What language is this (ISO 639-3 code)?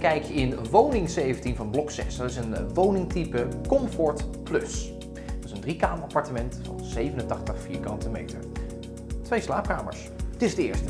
nld